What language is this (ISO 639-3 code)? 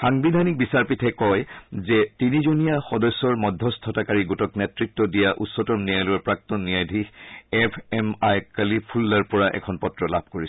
asm